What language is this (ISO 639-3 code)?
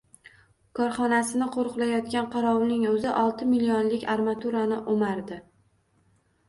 uzb